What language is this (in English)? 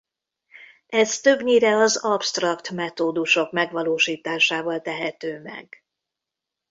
Hungarian